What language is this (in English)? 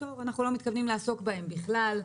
Hebrew